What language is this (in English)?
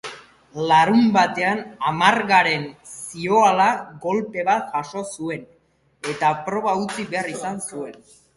Basque